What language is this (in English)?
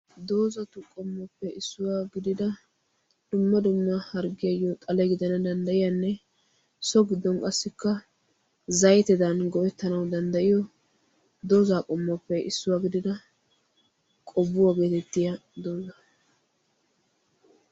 Wolaytta